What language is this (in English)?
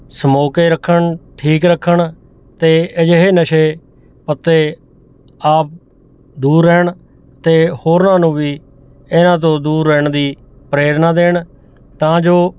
Punjabi